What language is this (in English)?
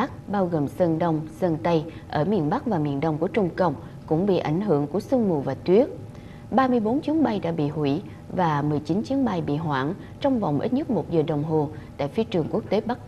Vietnamese